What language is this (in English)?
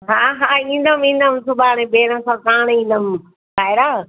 Sindhi